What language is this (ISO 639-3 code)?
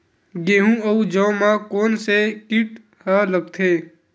hne